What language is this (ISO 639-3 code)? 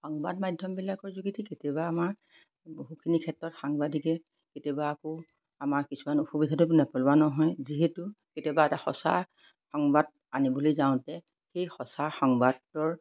asm